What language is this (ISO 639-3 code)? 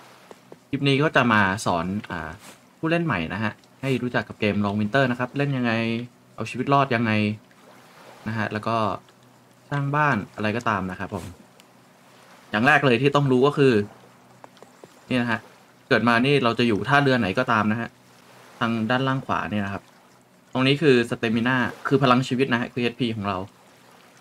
tha